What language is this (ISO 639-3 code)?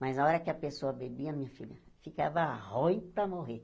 por